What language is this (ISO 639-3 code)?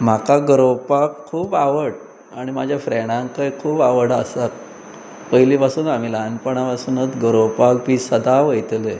kok